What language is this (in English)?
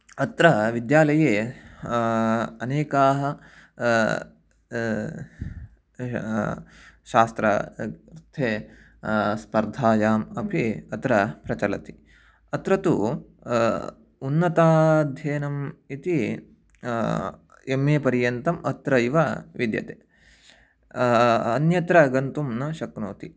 Sanskrit